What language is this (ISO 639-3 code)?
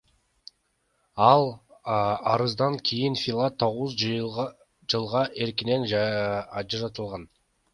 kir